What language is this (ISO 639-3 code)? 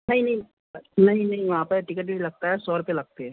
hin